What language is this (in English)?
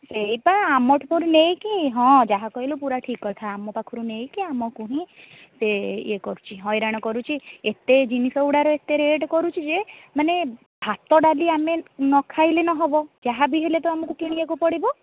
Odia